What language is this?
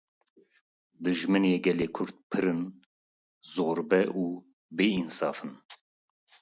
Kurdish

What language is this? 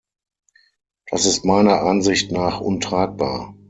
German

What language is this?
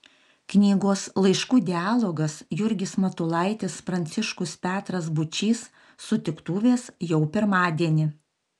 Lithuanian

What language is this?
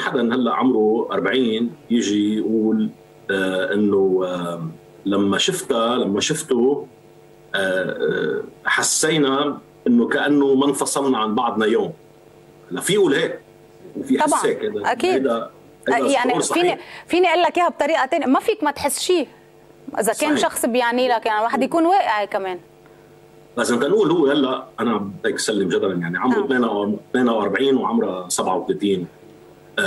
Arabic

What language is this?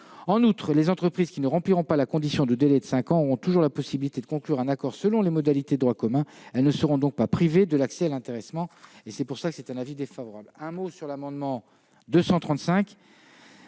French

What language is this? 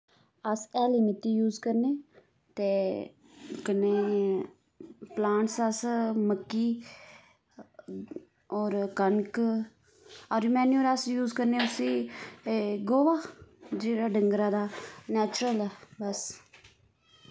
Dogri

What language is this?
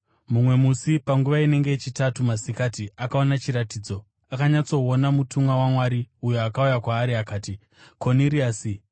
Shona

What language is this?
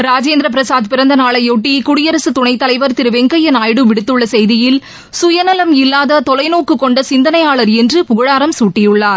Tamil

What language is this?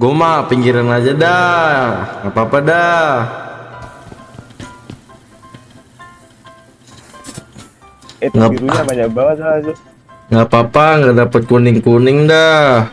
Indonesian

